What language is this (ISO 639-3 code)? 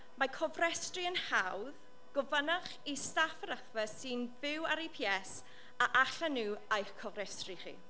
cym